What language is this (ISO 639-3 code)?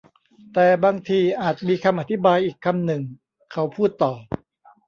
tha